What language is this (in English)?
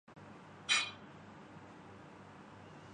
Urdu